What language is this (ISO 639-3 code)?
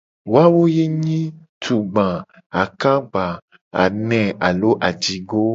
gej